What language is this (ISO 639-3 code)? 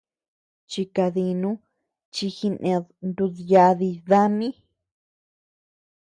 cux